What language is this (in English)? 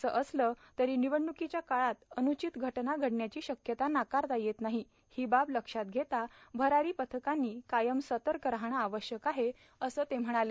Marathi